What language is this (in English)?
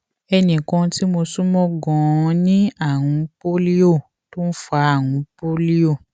Yoruba